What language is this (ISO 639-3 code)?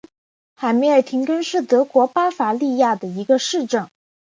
zho